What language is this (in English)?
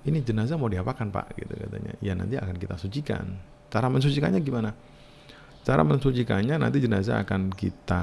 Indonesian